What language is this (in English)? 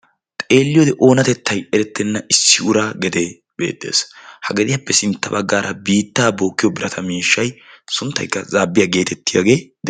Wolaytta